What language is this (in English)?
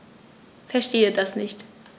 German